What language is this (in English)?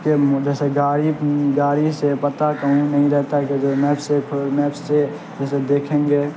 Urdu